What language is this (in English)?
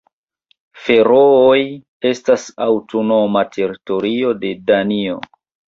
Esperanto